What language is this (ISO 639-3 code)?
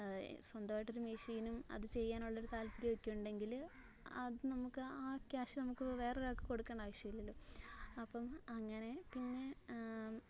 mal